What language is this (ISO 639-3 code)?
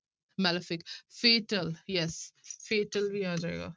pan